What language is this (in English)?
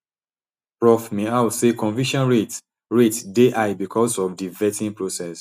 Nigerian Pidgin